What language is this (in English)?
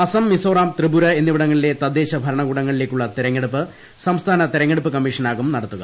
Malayalam